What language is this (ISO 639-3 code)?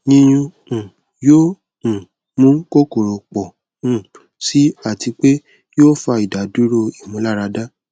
yor